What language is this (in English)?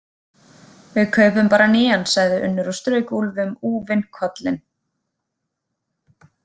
Icelandic